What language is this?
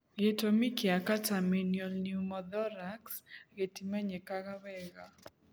Kikuyu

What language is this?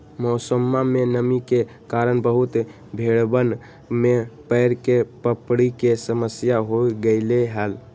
Magahi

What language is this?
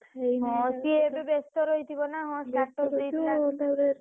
Odia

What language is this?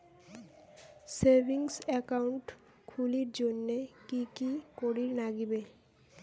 Bangla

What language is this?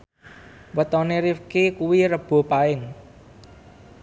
Javanese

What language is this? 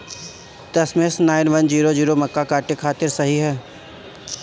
Bhojpuri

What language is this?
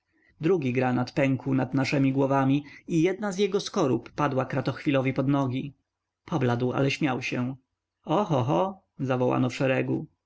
Polish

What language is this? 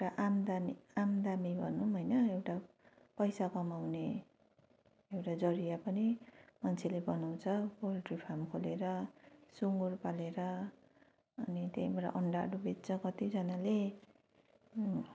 Nepali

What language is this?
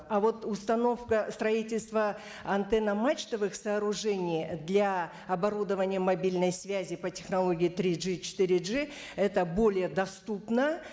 Kazakh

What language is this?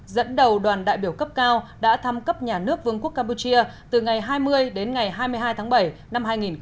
Vietnamese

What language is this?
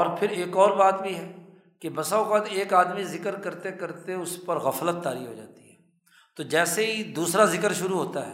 Urdu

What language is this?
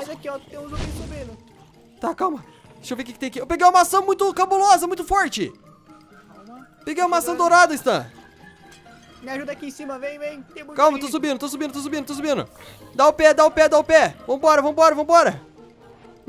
Portuguese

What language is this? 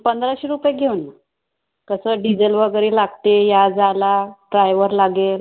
Marathi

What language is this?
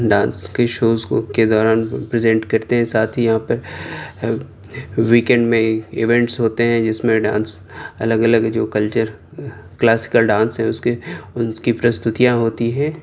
Urdu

